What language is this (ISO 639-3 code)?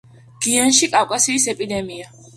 kat